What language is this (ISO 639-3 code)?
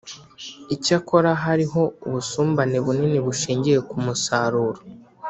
kin